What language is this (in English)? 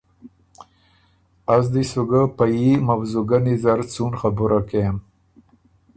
Ormuri